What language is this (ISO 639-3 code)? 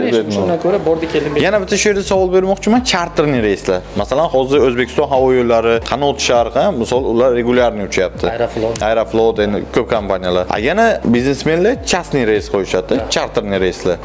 tur